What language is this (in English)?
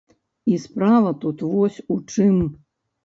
Belarusian